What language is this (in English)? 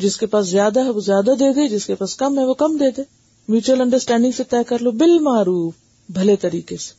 Urdu